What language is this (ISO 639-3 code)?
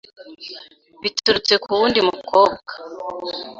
kin